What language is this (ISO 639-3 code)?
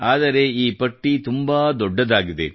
kan